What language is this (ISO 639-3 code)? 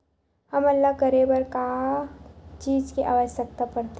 hne